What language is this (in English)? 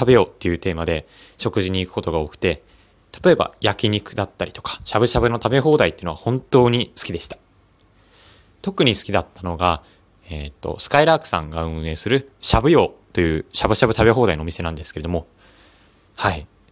Japanese